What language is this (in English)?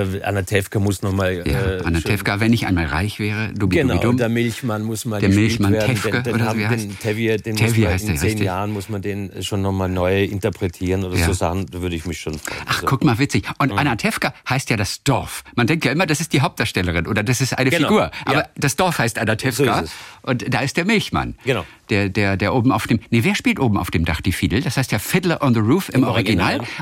German